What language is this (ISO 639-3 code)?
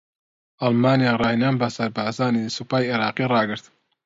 ckb